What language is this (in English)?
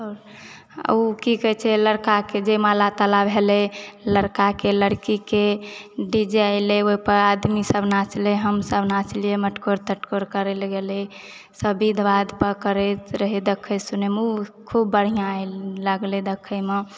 Maithili